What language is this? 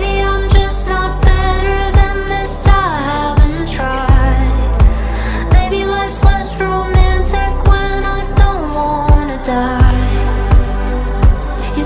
Indonesian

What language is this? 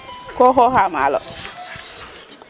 Serer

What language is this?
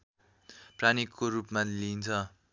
Nepali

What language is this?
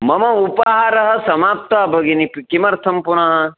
Sanskrit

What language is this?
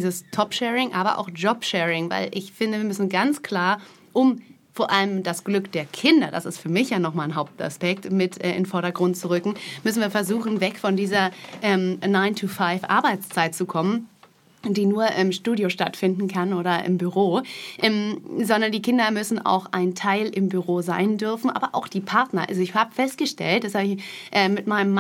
German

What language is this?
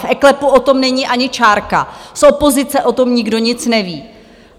Czech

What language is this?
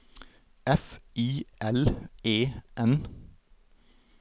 Norwegian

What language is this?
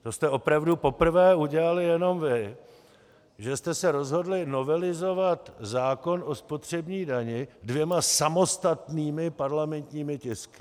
Czech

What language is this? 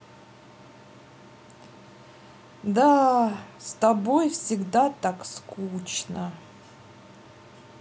Russian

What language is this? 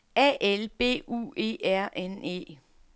Danish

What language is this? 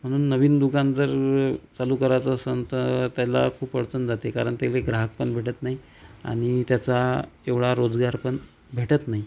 Marathi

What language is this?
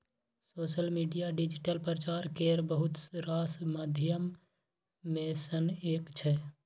Maithili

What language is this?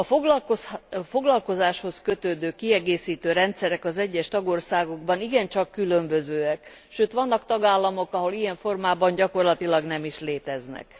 Hungarian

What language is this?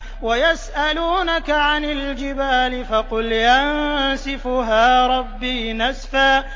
Arabic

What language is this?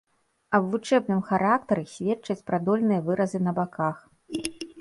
Belarusian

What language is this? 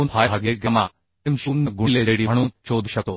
Marathi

